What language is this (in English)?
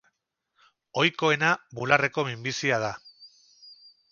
Basque